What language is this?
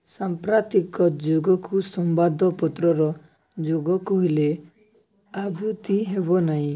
Odia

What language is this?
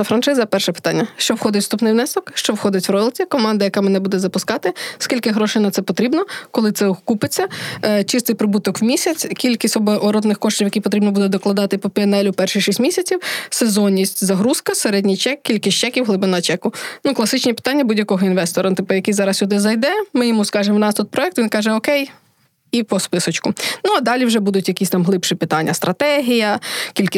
Ukrainian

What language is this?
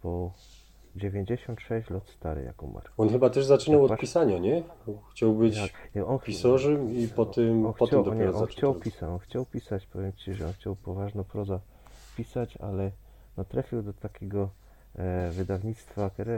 Polish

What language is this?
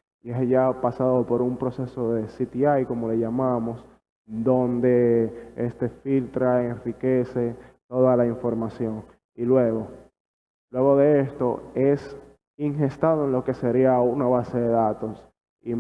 Spanish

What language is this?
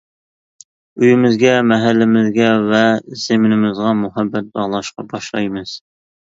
Uyghur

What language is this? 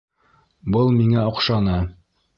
Bashkir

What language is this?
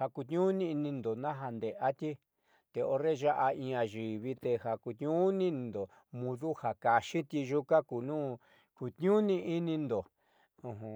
Southeastern Nochixtlán Mixtec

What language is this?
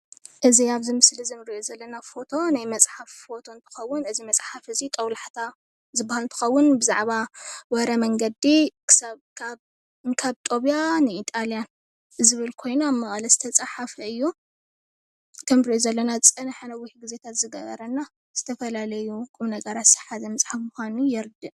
Tigrinya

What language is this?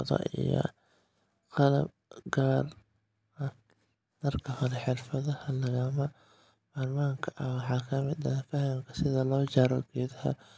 Somali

